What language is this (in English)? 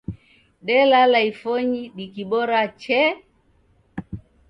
Taita